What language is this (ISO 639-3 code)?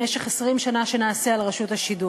heb